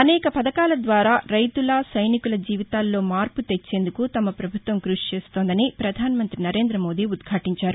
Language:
Telugu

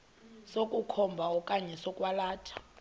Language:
Xhosa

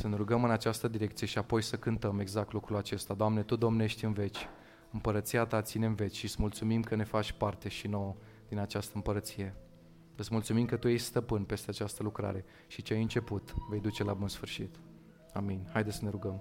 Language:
Romanian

